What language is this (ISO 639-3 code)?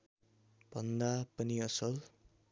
nep